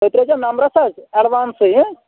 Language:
Kashmiri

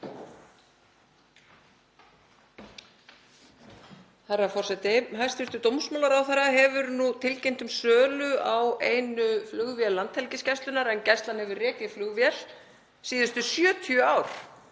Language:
Icelandic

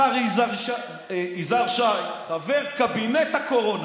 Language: Hebrew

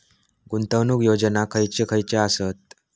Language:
Marathi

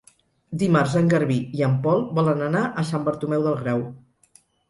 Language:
Catalan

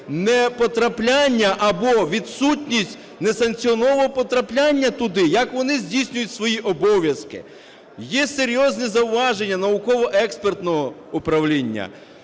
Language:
Ukrainian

